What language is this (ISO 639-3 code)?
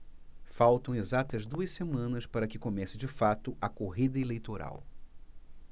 por